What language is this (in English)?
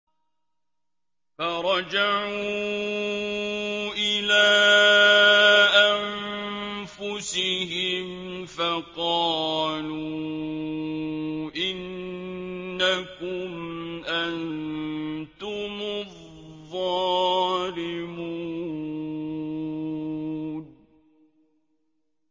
Arabic